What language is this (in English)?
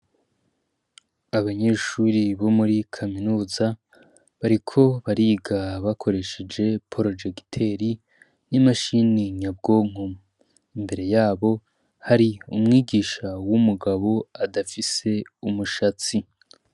Rundi